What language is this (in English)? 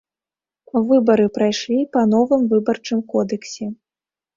Belarusian